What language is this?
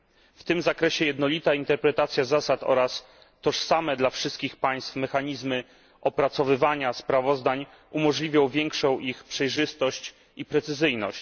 Polish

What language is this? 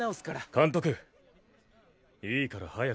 Japanese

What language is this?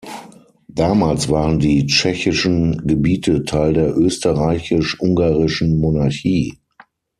German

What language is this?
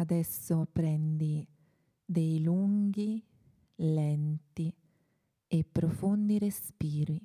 Italian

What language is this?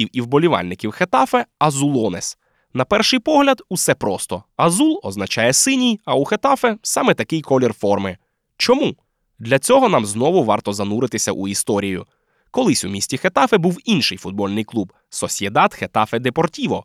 Ukrainian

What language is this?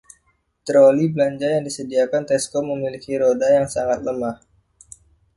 Indonesian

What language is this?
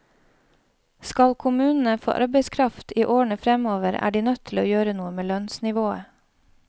Norwegian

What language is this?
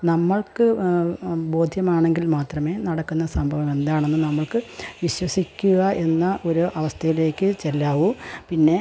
Malayalam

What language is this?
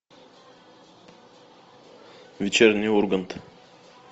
Russian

